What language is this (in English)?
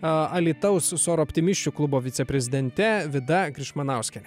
Lithuanian